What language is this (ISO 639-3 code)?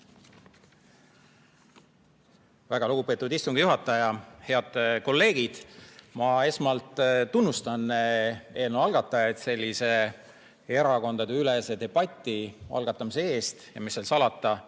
est